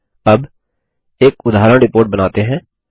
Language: Hindi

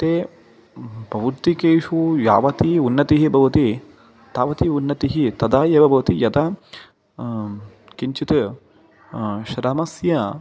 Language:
Sanskrit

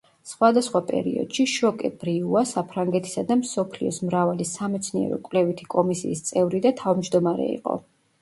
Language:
Georgian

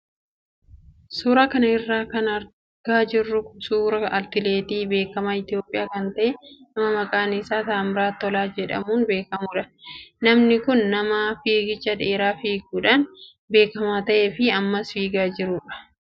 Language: Oromo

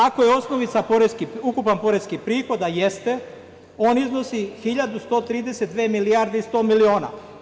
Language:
Serbian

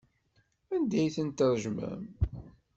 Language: Kabyle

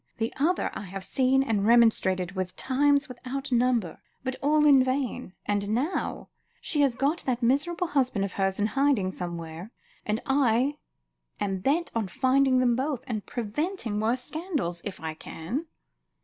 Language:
English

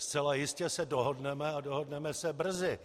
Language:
Czech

